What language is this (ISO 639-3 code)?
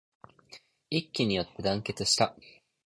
jpn